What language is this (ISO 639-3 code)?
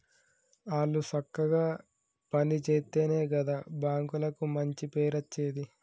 tel